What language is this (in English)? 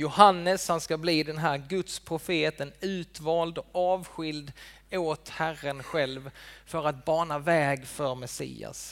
Swedish